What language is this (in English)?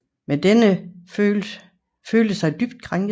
Danish